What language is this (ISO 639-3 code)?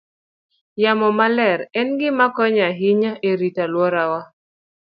luo